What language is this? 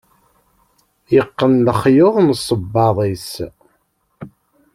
Kabyle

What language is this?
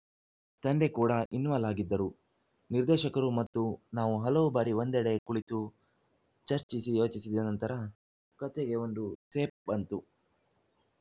Kannada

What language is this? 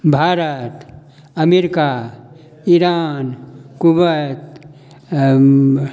Maithili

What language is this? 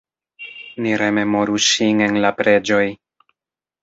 Esperanto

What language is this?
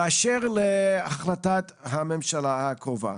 Hebrew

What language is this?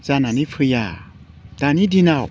Bodo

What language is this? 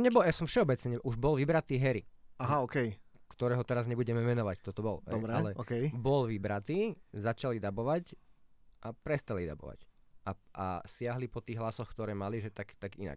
Slovak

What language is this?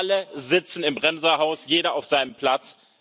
German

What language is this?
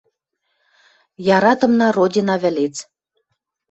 Western Mari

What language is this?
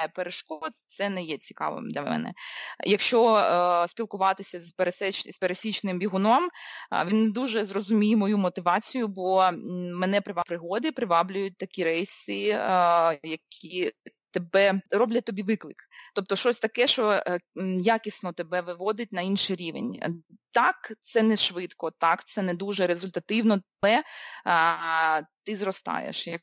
Ukrainian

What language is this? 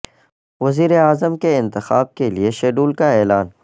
Urdu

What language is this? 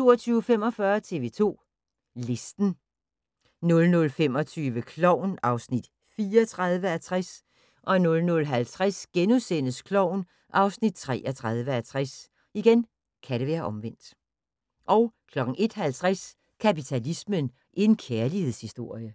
Danish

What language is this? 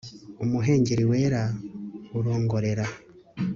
Kinyarwanda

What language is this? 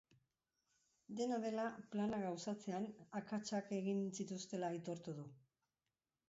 Basque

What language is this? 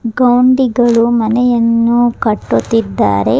Kannada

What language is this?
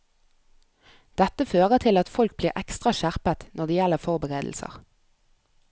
Norwegian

